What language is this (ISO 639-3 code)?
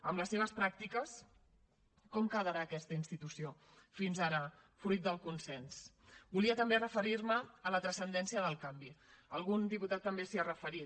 cat